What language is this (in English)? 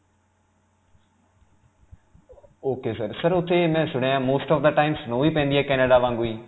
Punjabi